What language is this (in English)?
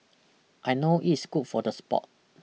English